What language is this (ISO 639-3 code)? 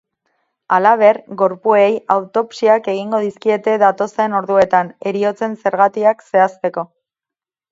eus